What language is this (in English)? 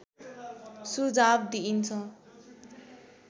Nepali